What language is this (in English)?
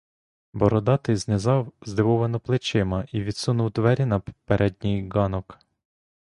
Ukrainian